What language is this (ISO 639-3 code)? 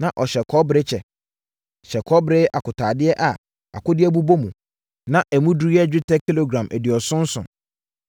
aka